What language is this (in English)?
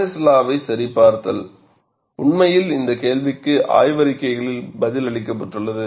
Tamil